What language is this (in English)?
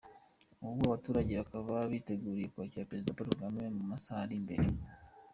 Kinyarwanda